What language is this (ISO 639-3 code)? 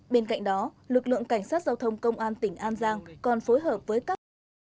vie